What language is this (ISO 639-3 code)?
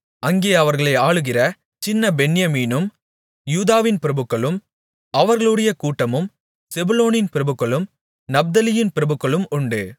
tam